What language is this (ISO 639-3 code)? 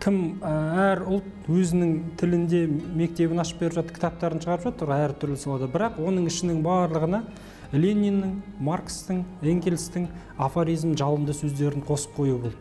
tur